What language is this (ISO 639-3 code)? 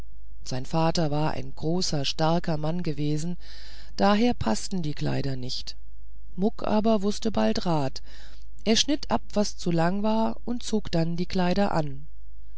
deu